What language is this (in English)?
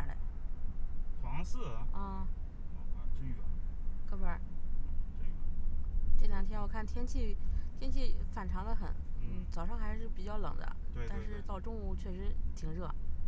Chinese